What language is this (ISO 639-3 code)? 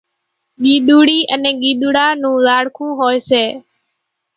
gjk